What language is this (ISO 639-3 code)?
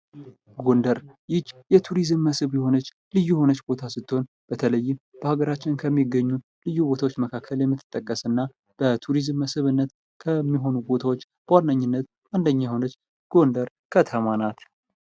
amh